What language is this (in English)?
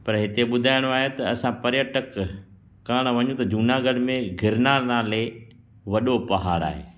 Sindhi